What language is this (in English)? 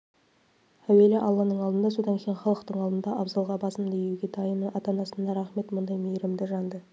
Kazakh